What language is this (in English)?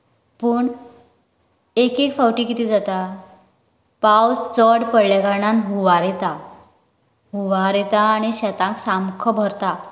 Konkani